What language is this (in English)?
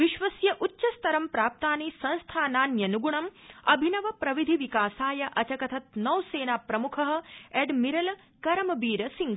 Sanskrit